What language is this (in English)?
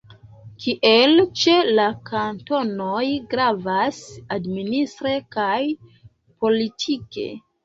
Esperanto